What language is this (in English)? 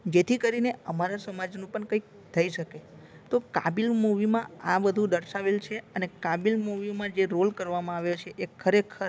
Gujarati